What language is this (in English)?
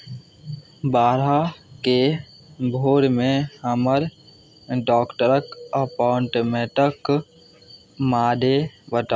Maithili